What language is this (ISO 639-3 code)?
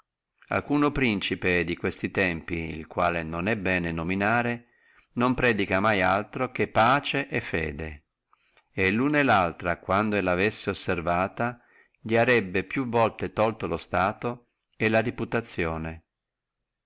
ita